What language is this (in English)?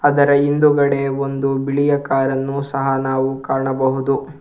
Kannada